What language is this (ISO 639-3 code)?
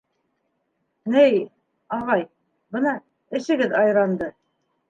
bak